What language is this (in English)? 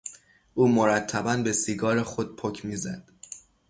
Persian